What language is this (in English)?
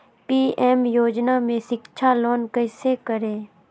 Magahi